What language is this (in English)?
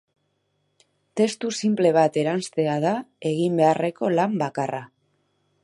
Basque